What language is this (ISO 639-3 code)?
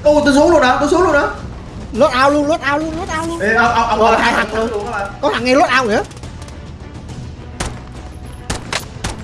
vie